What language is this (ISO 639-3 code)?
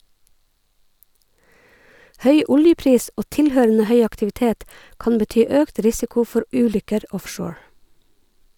nor